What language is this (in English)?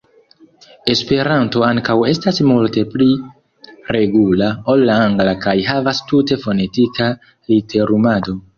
Esperanto